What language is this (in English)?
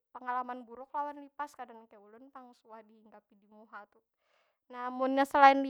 Banjar